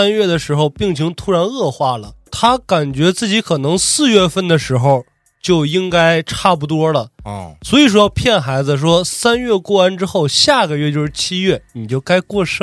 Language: Chinese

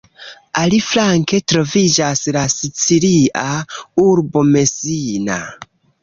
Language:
Esperanto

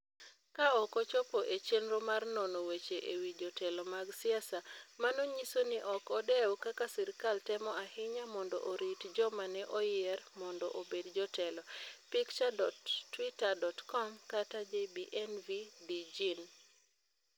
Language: Luo (Kenya and Tanzania)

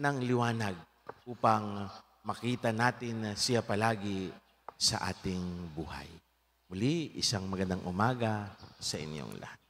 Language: Filipino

